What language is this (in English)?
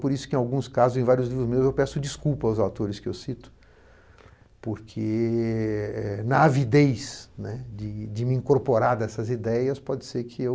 Portuguese